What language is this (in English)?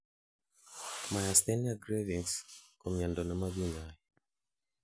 Kalenjin